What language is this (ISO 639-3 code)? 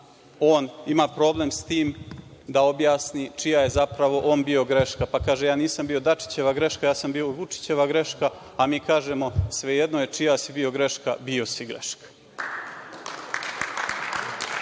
srp